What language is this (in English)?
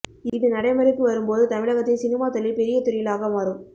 Tamil